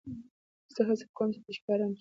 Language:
Pashto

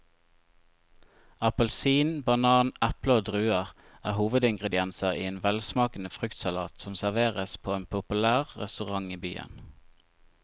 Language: Norwegian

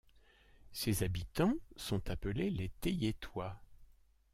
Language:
French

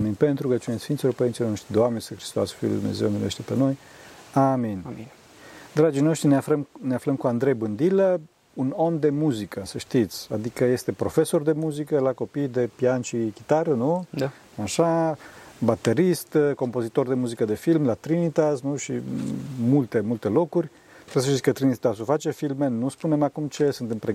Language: Romanian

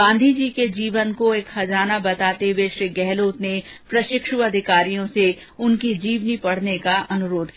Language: Hindi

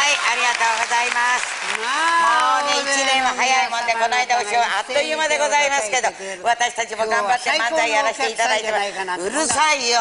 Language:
Japanese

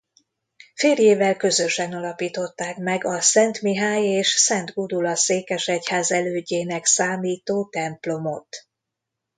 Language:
Hungarian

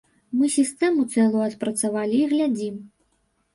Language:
Belarusian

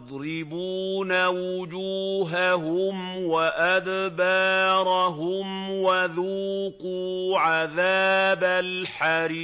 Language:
Arabic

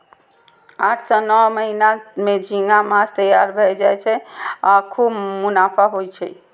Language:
Maithili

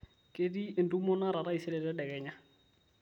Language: Masai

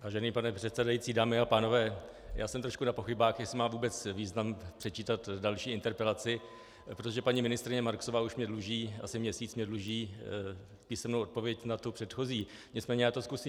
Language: Czech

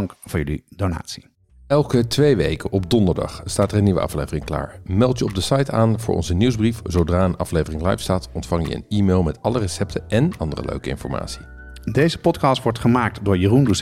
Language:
Dutch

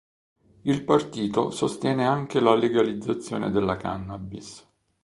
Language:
Italian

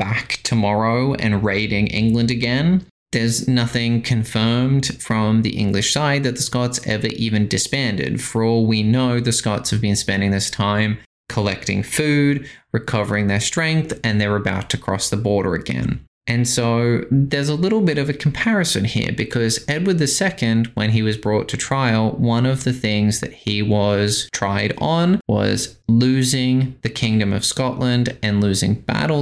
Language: English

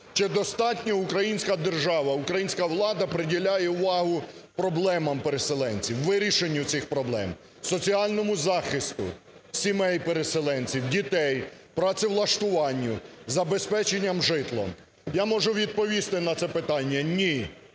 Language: Ukrainian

